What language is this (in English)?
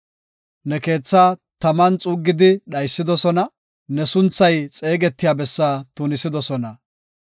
Gofa